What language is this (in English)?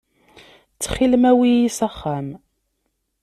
Kabyle